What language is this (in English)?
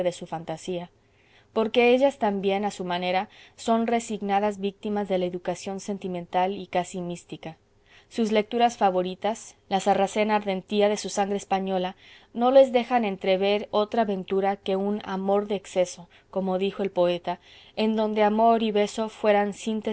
Spanish